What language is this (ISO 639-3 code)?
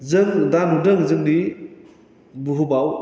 brx